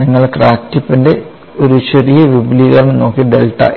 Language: Malayalam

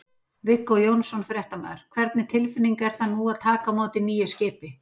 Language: Icelandic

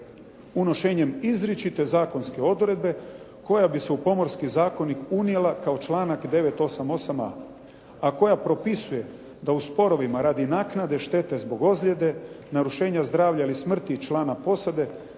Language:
Croatian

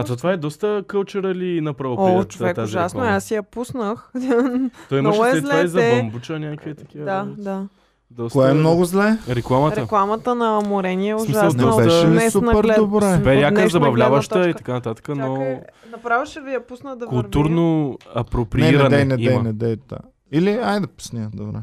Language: Bulgarian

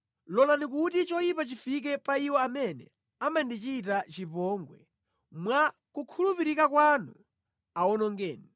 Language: Nyanja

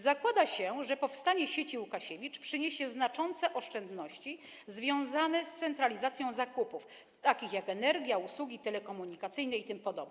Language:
Polish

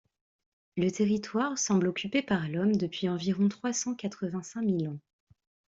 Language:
French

